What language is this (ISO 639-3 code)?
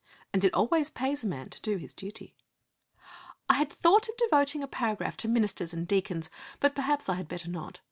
eng